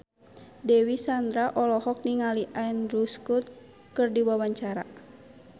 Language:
Sundanese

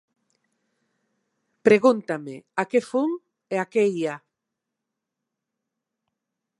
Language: Galician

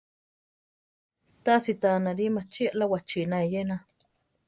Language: Central Tarahumara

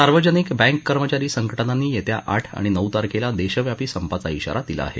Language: Marathi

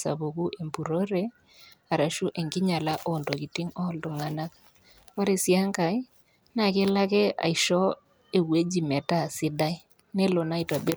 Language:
Masai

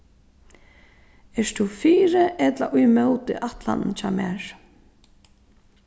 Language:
Faroese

